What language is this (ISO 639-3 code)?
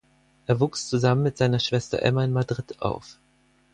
deu